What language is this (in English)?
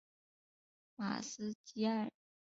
Chinese